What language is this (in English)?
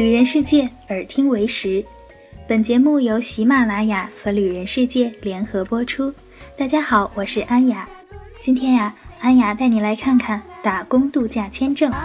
Chinese